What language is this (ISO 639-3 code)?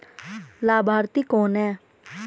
hin